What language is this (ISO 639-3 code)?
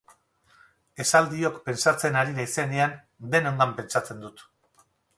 eus